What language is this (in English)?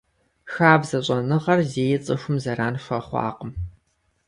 Kabardian